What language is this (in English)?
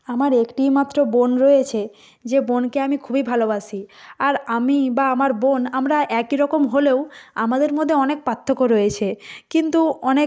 Bangla